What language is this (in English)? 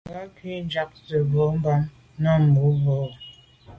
Medumba